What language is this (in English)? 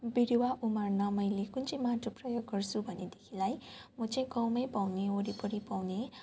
Nepali